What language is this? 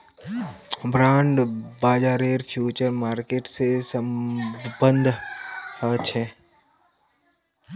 Magahi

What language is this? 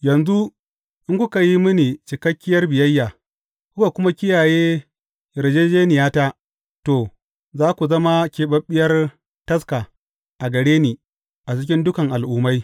Hausa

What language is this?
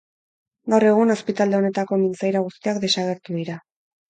Basque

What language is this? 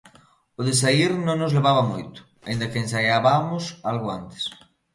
Galician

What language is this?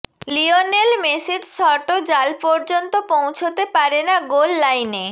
Bangla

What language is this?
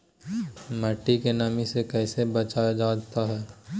Magahi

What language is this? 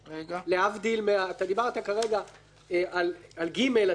Hebrew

